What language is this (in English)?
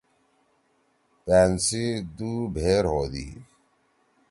Torwali